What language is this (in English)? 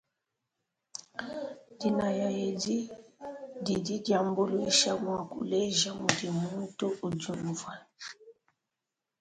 Luba-Lulua